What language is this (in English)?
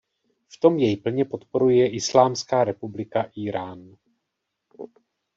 Czech